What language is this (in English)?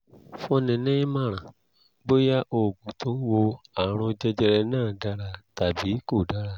Yoruba